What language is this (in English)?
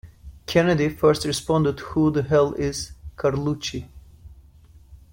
English